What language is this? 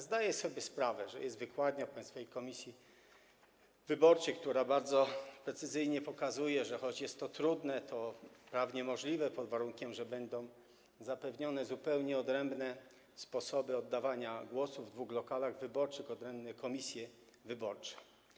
Polish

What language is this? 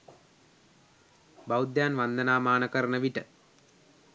Sinhala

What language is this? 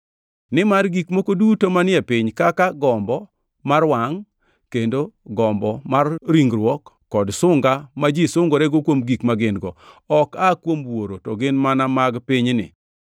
Luo (Kenya and Tanzania)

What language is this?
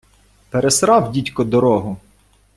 Ukrainian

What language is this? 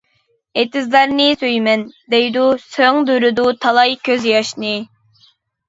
Uyghur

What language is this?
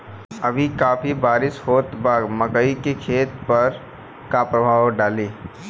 Bhojpuri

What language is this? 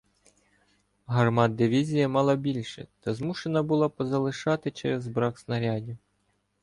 Ukrainian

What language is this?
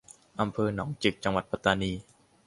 Thai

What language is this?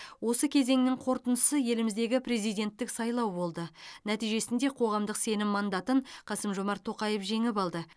Kazakh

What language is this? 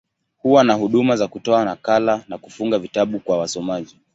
Swahili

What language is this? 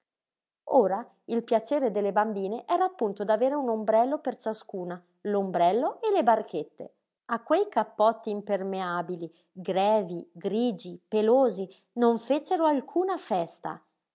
Italian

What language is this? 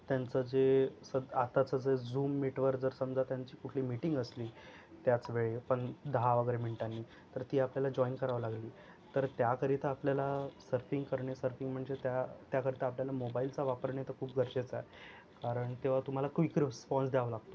Marathi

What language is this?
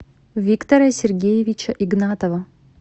Russian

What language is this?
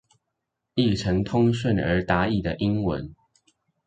Chinese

